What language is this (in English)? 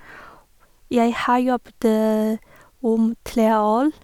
Norwegian